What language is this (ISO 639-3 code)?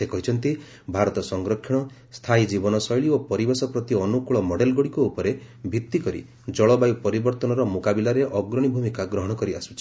ori